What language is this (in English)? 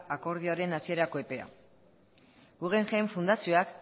Basque